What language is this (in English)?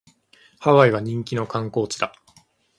Japanese